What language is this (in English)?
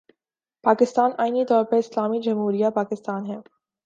Urdu